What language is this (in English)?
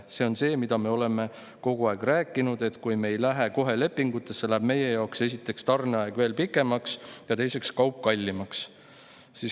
Estonian